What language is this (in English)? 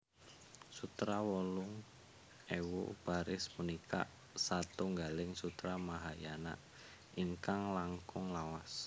Javanese